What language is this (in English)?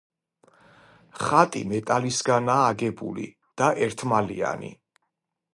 Georgian